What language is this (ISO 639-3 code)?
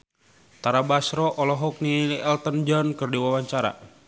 sun